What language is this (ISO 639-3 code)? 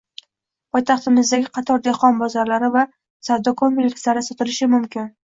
uzb